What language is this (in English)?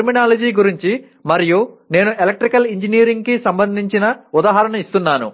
Telugu